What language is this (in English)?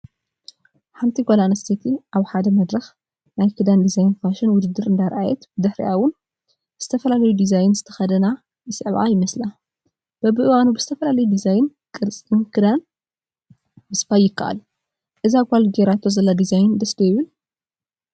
Tigrinya